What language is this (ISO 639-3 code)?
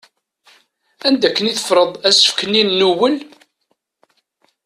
kab